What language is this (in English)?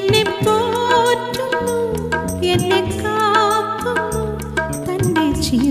Thai